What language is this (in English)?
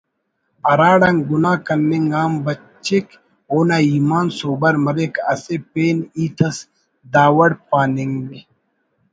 Brahui